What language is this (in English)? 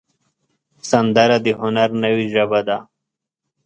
Pashto